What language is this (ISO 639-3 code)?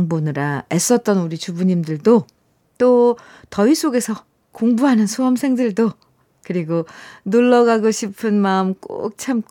kor